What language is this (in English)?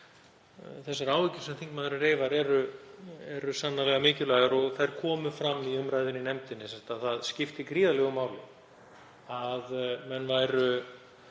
Icelandic